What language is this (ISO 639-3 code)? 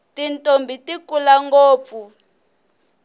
tso